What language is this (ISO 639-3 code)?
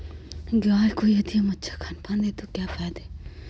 mag